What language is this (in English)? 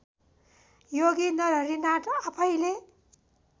Nepali